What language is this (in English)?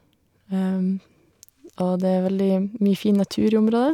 Norwegian